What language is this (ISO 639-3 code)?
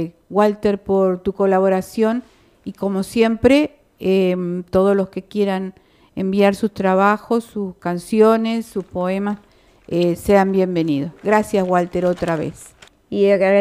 spa